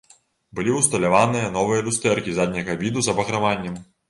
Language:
Belarusian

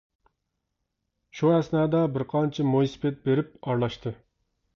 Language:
Uyghur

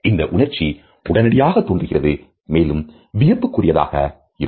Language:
Tamil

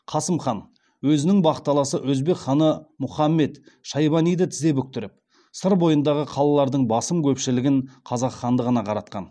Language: Kazakh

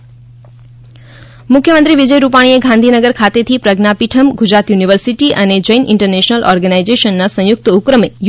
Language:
Gujarati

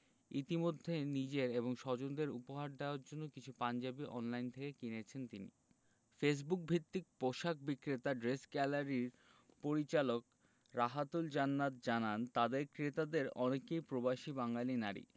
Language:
Bangla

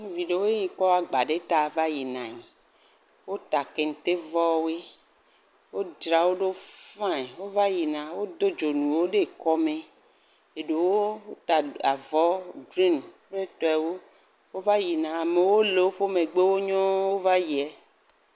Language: Ewe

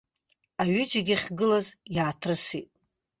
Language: Abkhazian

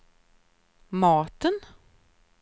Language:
Swedish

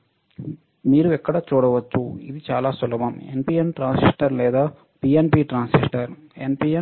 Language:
Telugu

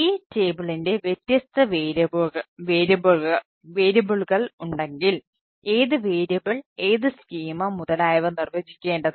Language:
Malayalam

